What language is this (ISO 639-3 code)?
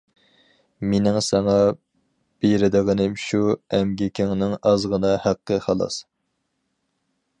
uig